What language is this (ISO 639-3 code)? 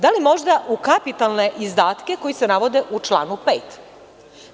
srp